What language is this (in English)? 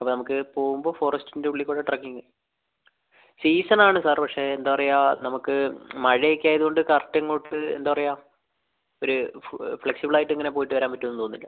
Malayalam